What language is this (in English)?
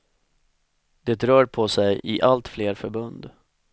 Swedish